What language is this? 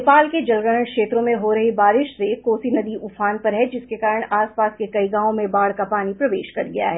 Hindi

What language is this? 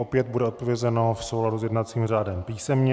Czech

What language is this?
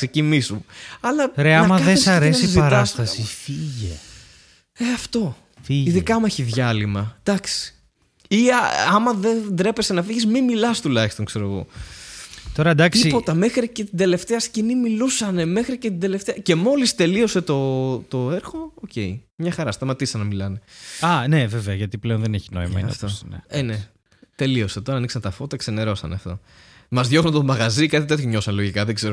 Greek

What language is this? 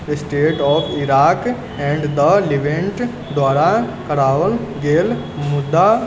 Maithili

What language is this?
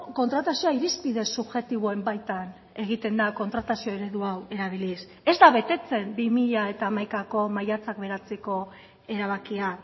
Basque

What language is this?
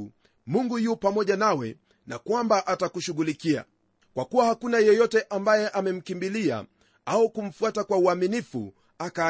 Swahili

